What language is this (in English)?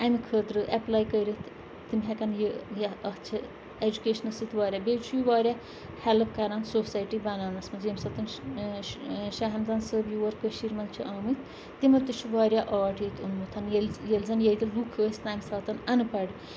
Kashmiri